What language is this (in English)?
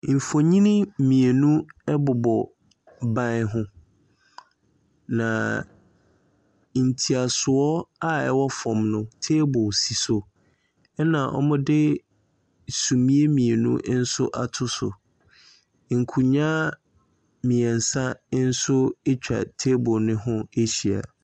Akan